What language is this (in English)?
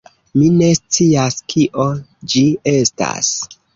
Esperanto